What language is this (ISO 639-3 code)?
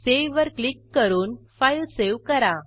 mar